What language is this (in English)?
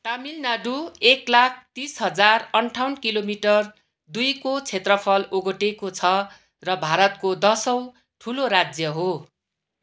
Nepali